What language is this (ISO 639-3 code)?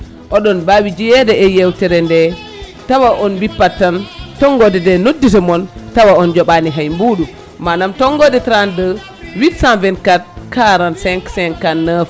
ful